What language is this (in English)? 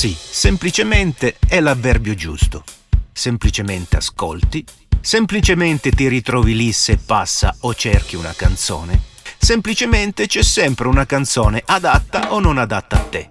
Italian